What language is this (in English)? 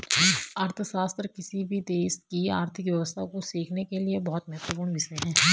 Hindi